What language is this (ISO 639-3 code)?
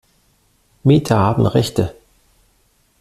deu